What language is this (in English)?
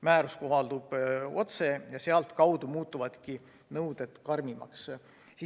Estonian